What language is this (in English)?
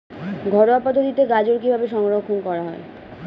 Bangla